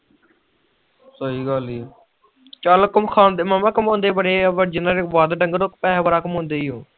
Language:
Punjabi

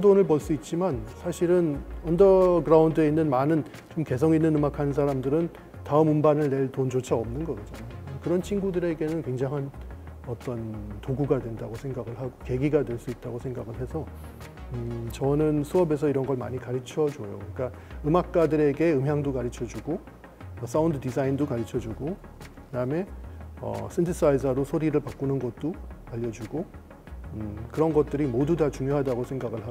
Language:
Korean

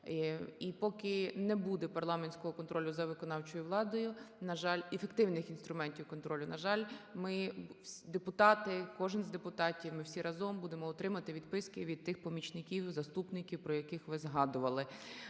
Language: Ukrainian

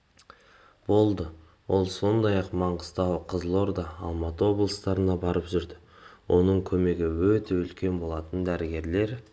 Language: Kazakh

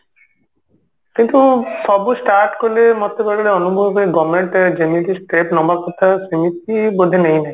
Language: Odia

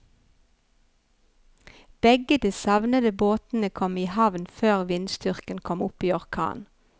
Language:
Norwegian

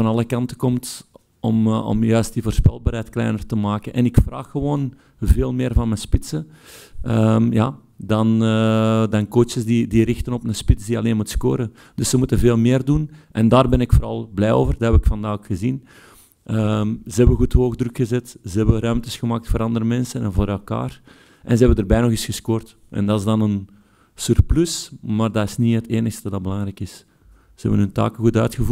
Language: Dutch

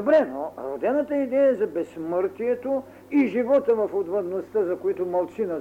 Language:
Bulgarian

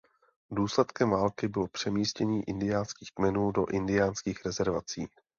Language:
Czech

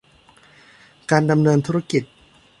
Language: Thai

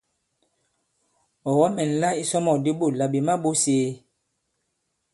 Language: Bankon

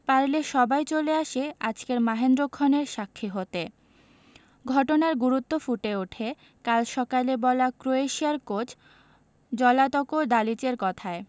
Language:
Bangla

